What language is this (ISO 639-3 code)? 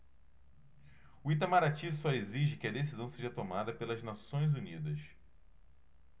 por